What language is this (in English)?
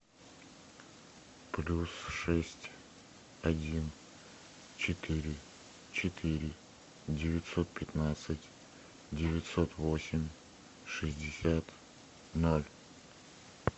Russian